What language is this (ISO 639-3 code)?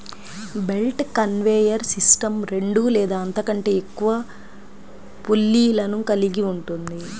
tel